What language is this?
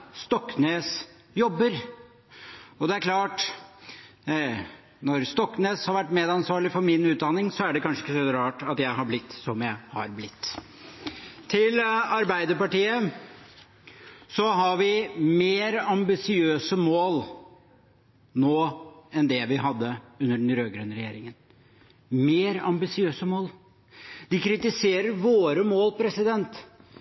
Norwegian Bokmål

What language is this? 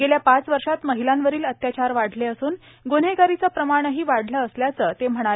Marathi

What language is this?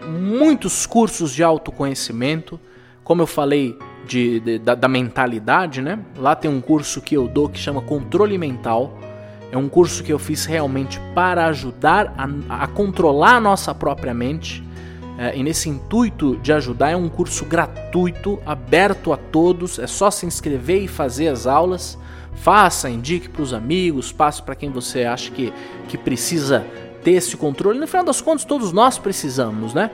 Portuguese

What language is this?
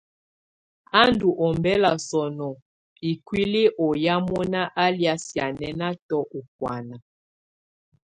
Tunen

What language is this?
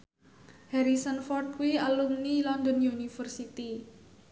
Javanese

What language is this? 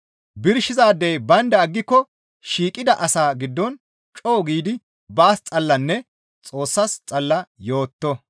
Gamo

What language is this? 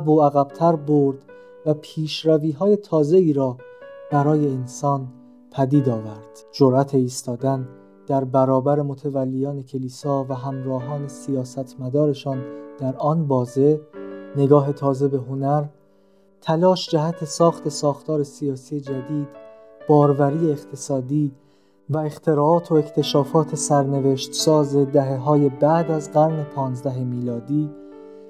Persian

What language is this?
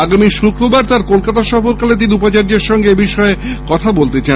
Bangla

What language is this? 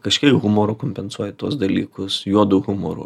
Lithuanian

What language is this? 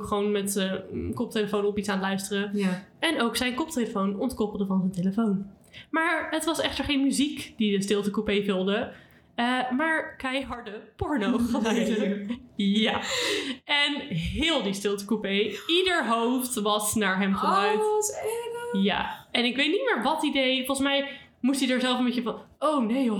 Dutch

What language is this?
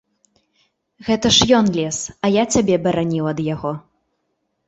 Belarusian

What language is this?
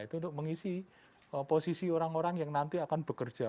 Indonesian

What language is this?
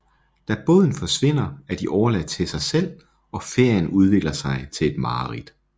Danish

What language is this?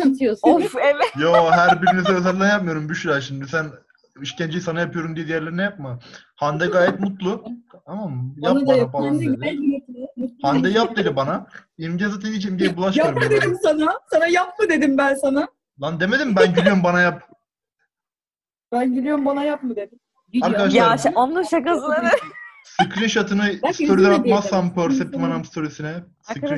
Turkish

